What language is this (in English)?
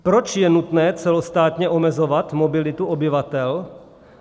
Czech